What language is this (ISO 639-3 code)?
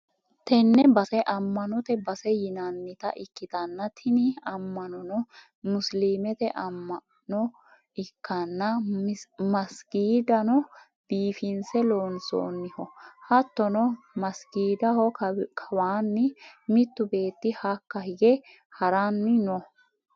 sid